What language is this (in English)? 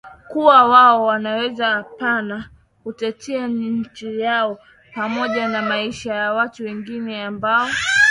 Swahili